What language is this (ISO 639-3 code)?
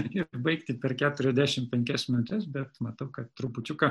lit